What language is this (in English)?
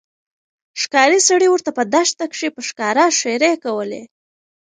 Pashto